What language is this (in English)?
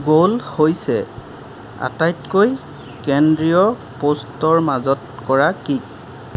Assamese